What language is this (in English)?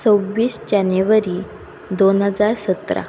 Konkani